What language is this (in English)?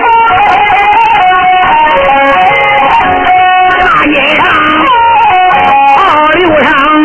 Chinese